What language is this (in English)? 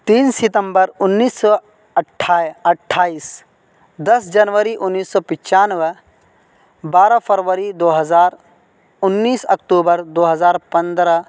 Urdu